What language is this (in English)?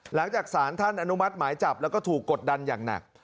Thai